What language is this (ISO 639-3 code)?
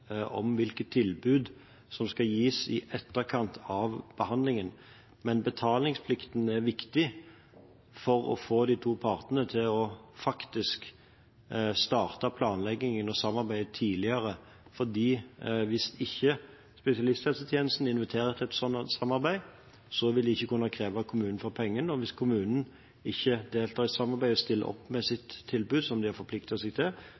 nob